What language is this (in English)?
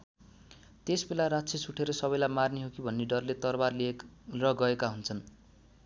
Nepali